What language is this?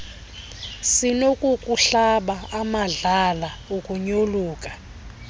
Xhosa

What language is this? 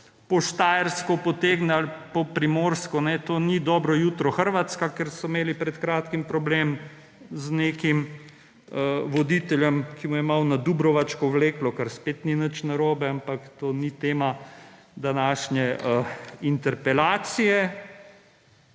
Slovenian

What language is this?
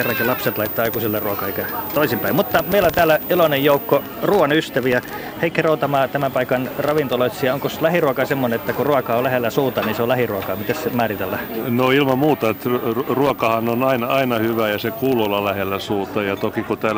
Finnish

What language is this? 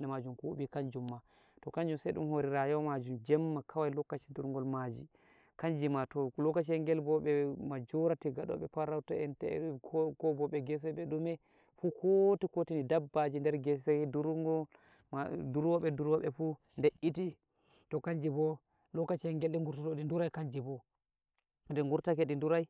Nigerian Fulfulde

